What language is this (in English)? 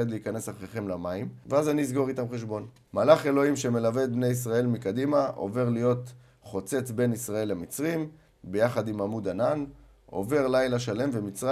Hebrew